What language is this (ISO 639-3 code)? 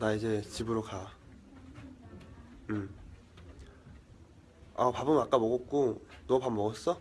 kor